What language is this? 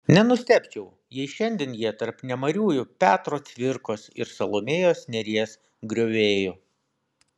Lithuanian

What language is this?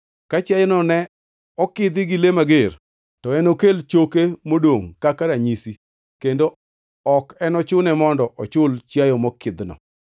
Luo (Kenya and Tanzania)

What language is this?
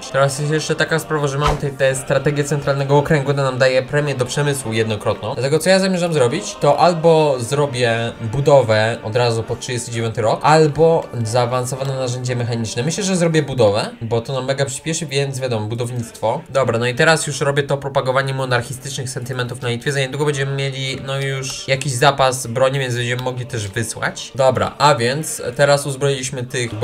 Polish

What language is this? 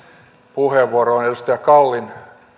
Finnish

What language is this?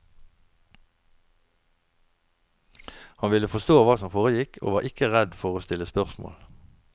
Norwegian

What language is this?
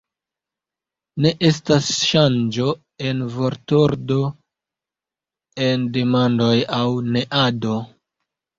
Esperanto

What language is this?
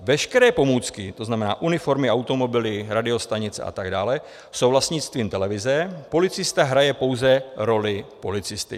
Czech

